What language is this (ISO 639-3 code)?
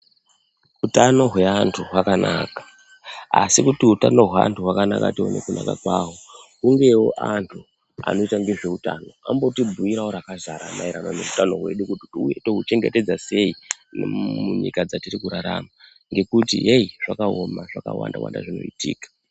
ndc